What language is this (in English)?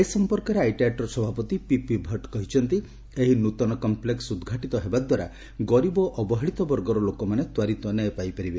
Odia